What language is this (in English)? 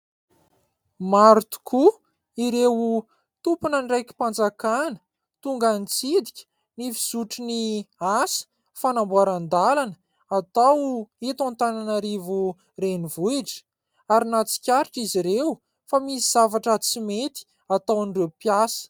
Malagasy